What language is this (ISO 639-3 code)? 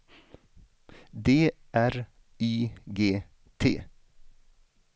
swe